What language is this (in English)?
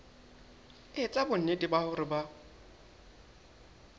Southern Sotho